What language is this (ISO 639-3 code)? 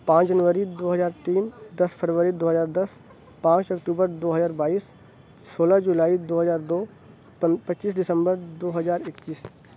urd